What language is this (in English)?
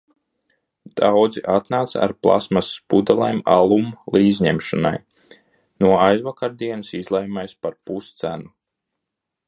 Latvian